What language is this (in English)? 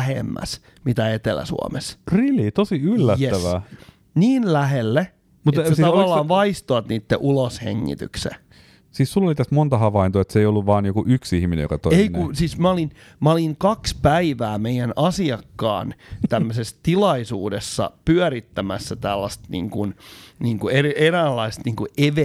Finnish